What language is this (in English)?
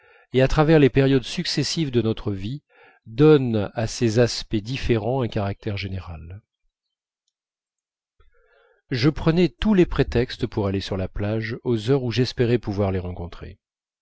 French